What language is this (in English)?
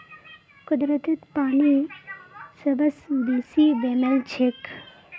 Magahi